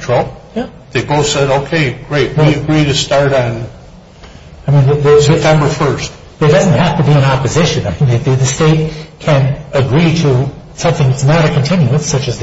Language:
English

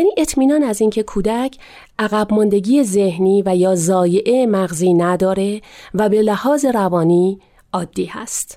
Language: Persian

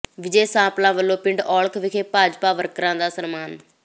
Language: Punjabi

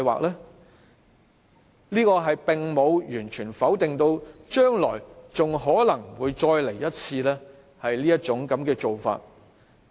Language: Cantonese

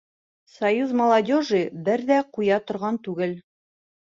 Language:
Bashkir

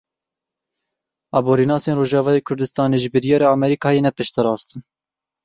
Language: Kurdish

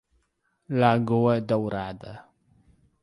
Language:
Portuguese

